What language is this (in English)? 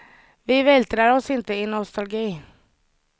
Swedish